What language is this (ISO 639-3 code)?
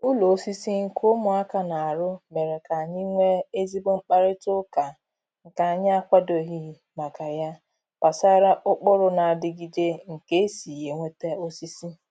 ibo